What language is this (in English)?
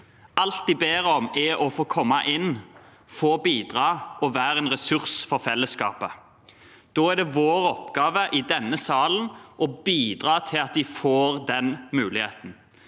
Norwegian